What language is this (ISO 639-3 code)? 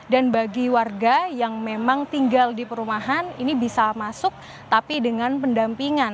ind